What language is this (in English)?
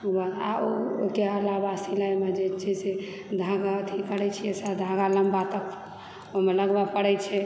Maithili